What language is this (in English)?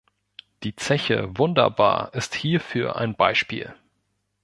German